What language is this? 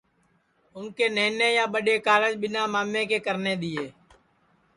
Sansi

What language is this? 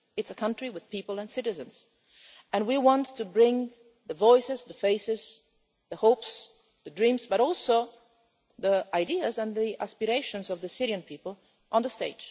English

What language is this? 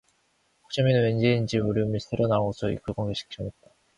Korean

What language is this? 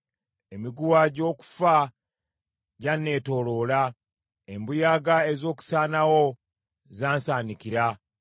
Ganda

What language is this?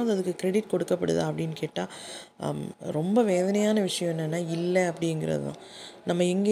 Tamil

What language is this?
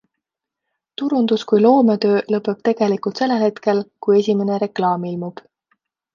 Estonian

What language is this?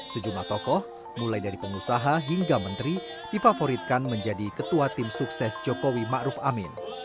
Indonesian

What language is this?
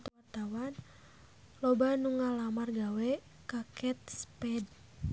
Sundanese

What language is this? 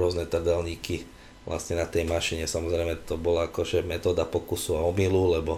Slovak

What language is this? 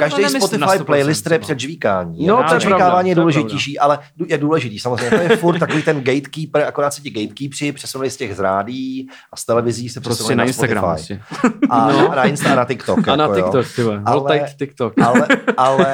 Czech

